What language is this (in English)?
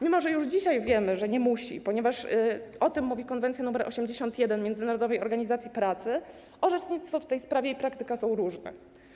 Polish